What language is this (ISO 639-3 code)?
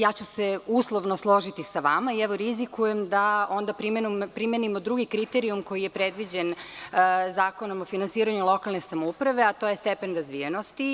srp